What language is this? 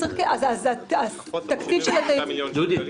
Hebrew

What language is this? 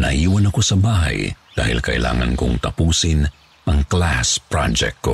Filipino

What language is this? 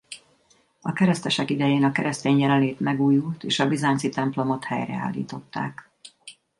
Hungarian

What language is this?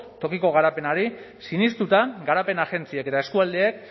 Basque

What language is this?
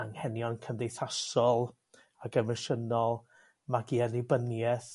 Welsh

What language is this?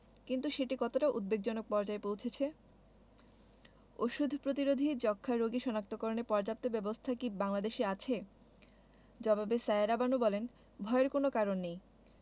Bangla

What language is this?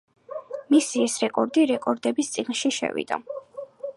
Georgian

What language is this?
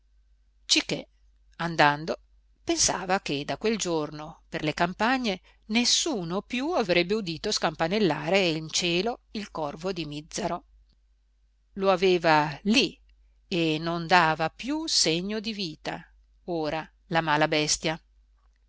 Italian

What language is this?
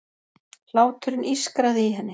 Icelandic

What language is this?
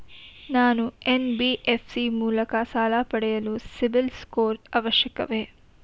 Kannada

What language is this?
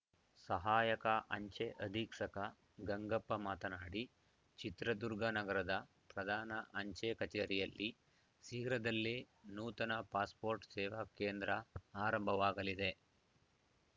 Kannada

